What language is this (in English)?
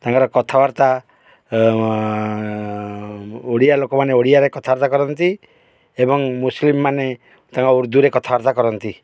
Odia